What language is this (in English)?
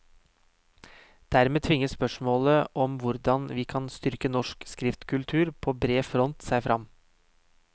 Norwegian